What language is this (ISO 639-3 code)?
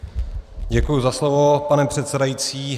ces